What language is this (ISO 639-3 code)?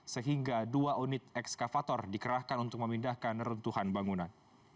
ind